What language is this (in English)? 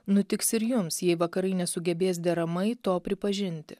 Lithuanian